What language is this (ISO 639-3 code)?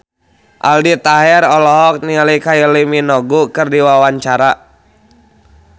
sun